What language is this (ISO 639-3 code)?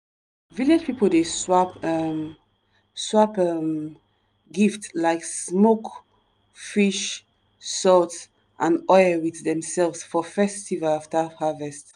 pcm